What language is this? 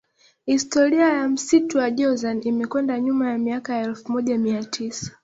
Swahili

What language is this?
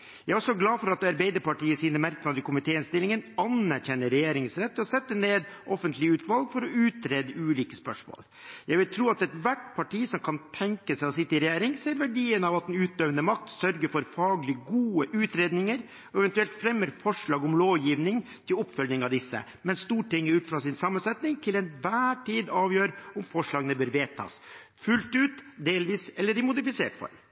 Norwegian Bokmål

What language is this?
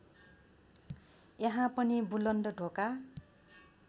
Nepali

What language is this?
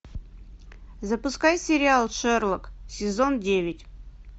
Russian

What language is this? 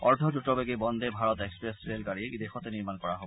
Assamese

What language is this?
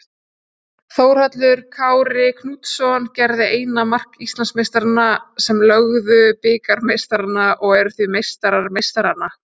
Icelandic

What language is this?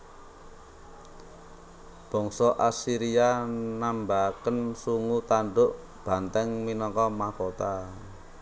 Javanese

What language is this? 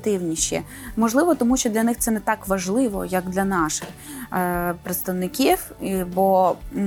Ukrainian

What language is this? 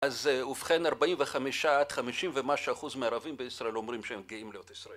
Hebrew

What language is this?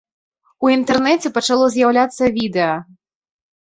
Belarusian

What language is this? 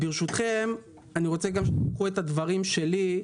Hebrew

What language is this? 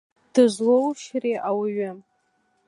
Abkhazian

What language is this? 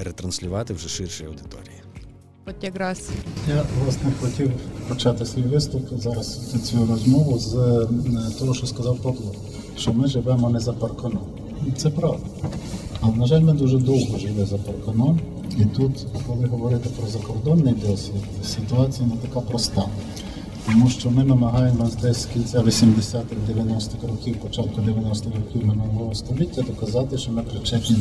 Ukrainian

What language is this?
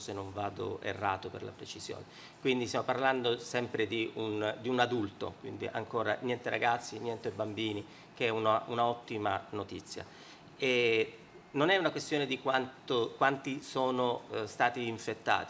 Italian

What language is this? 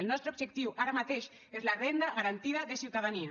Catalan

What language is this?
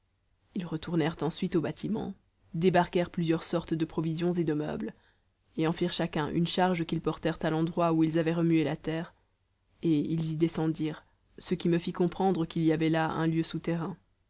French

